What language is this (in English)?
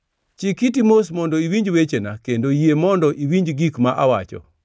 Luo (Kenya and Tanzania)